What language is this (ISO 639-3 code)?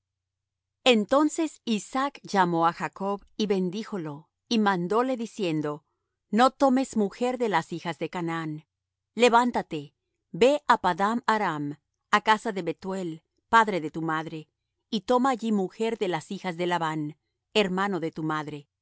spa